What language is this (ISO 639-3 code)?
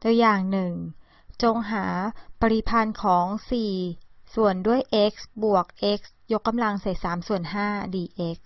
tha